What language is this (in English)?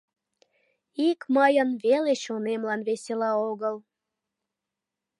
Mari